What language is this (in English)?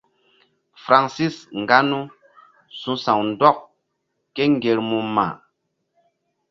Mbum